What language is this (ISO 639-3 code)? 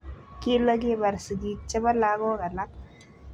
kln